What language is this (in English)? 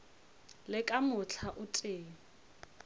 Northern Sotho